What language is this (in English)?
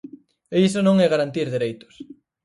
Galician